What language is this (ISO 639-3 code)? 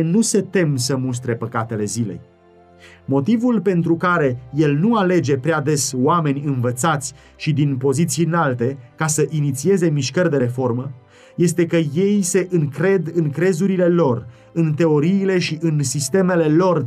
ron